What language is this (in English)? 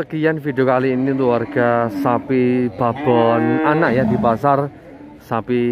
Indonesian